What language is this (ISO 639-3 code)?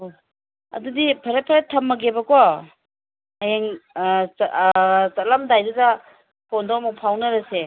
mni